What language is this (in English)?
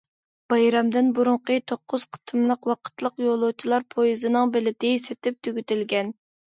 Uyghur